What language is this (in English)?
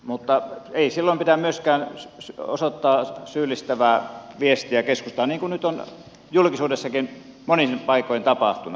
Finnish